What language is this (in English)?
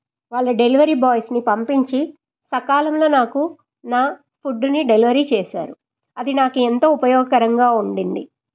Telugu